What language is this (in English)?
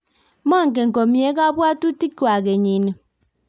Kalenjin